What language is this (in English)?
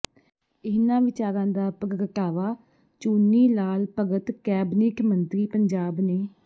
Punjabi